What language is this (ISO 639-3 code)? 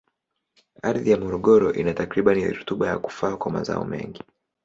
swa